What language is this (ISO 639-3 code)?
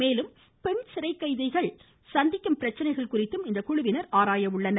tam